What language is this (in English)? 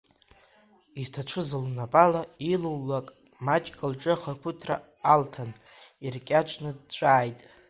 Abkhazian